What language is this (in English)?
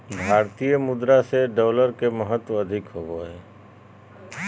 Magahi